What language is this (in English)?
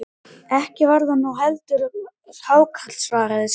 Icelandic